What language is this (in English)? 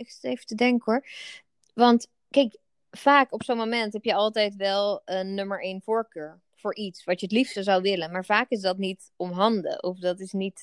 Dutch